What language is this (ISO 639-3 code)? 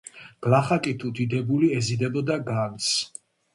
kat